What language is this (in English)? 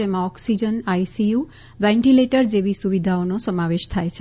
Gujarati